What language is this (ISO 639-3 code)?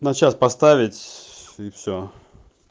rus